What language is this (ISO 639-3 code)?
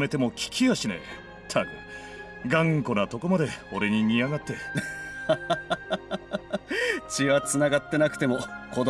jpn